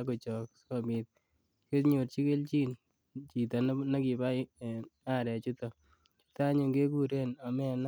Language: Kalenjin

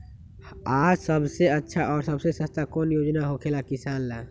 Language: Magahi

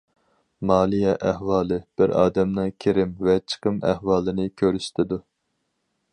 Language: Uyghur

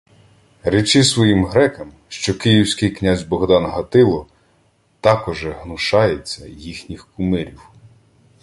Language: Ukrainian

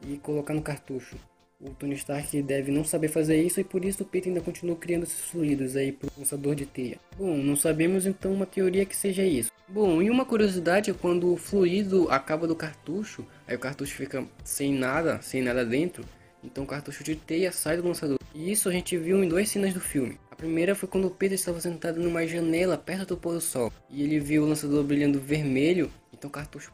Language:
Portuguese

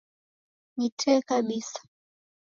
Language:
Taita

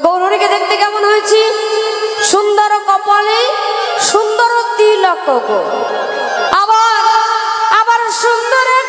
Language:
Arabic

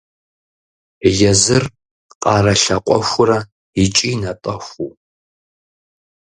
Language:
Kabardian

